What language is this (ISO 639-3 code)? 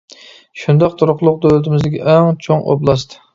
uig